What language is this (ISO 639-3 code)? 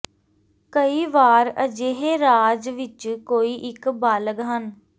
pan